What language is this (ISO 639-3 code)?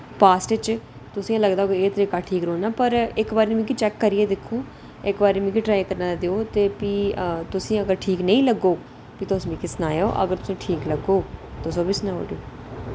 doi